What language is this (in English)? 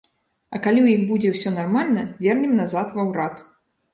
Belarusian